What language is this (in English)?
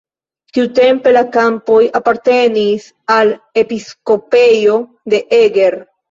Esperanto